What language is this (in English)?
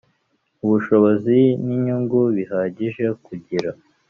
Kinyarwanda